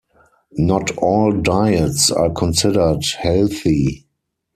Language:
English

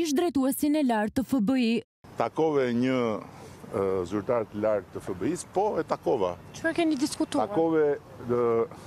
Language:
Romanian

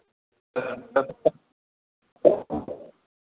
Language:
Maithili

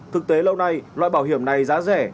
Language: Vietnamese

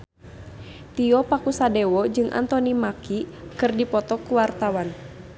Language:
Sundanese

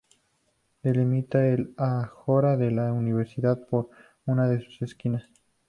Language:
Spanish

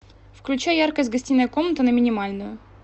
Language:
Russian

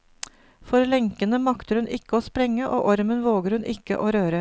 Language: Norwegian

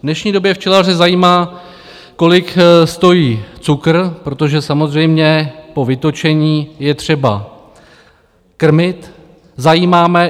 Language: Czech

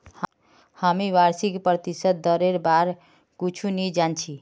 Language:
Magahi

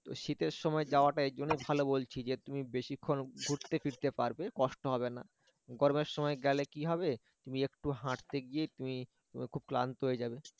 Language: Bangla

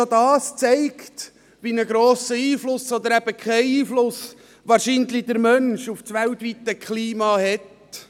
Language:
Swiss German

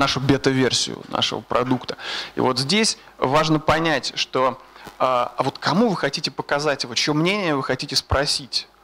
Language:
Russian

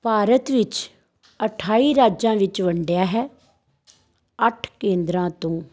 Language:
Punjabi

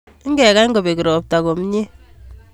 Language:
Kalenjin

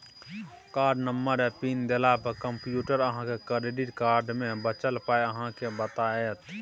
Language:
Maithili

